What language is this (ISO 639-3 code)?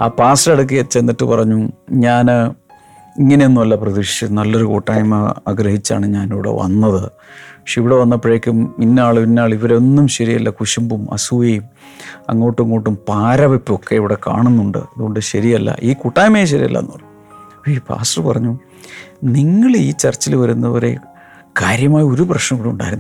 mal